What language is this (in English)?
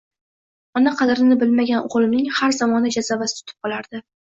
Uzbek